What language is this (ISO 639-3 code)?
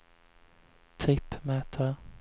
swe